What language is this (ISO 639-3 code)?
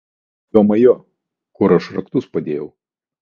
lit